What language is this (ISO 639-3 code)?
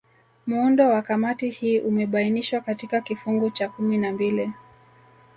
swa